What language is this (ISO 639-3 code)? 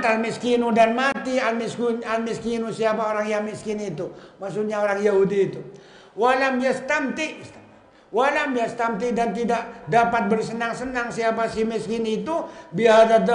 ind